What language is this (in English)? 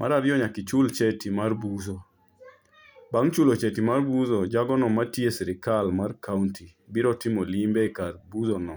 Luo (Kenya and Tanzania)